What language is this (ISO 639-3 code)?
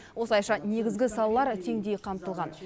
kaz